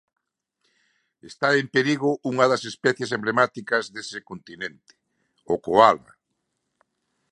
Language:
Galician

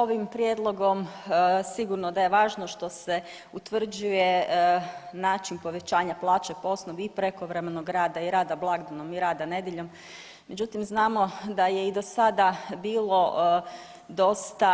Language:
Croatian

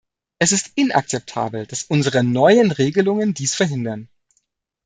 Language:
German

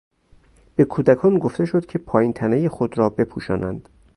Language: Persian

